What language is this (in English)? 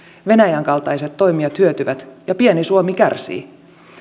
Finnish